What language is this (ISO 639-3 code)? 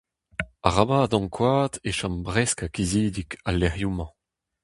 bre